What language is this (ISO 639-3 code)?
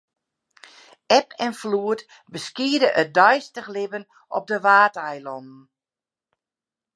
fry